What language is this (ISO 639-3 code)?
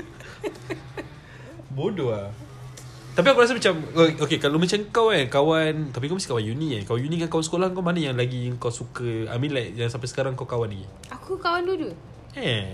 msa